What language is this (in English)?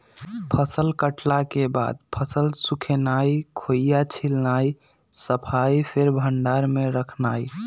Magahi